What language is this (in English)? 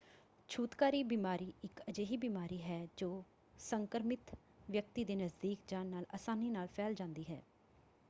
Punjabi